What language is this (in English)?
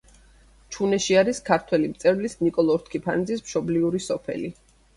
Georgian